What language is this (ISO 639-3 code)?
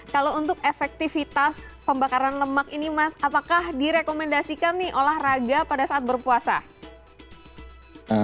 ind